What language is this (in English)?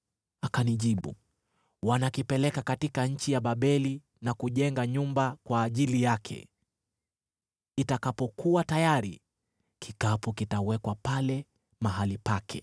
Swahili